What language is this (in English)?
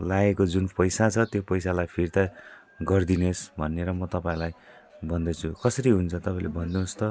Nepali